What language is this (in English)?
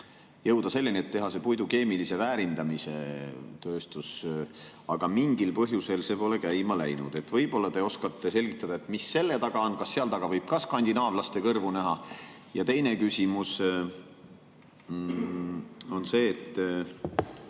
Estonian